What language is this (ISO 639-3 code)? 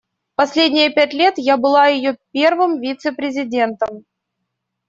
rus